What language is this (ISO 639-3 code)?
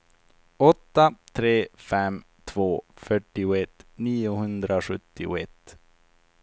swe